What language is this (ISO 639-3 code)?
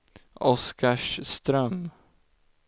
swe